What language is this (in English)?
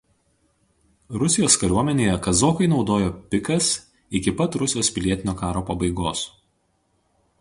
Lithuanian